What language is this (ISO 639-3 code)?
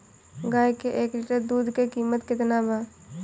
bho